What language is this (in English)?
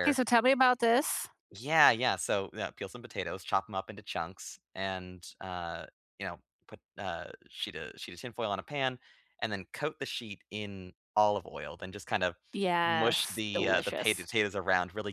English